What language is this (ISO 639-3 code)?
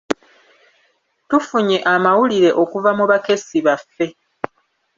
lug